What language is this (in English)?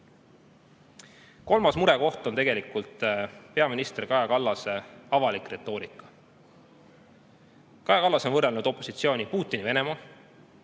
Estonian